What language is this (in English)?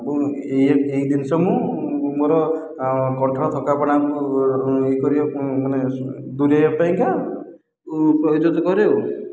Odia